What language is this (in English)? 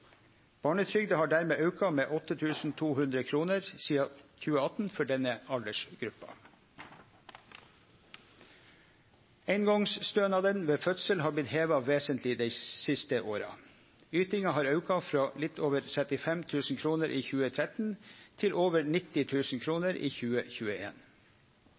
Norwegian Nynorsk